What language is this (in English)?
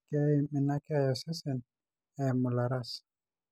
Masai